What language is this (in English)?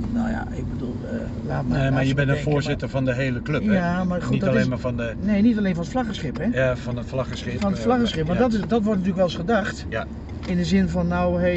Dutch